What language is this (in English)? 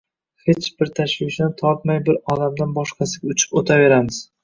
Uzbek